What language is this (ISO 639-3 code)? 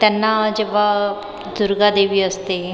mar